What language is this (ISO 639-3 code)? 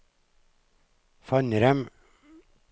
nor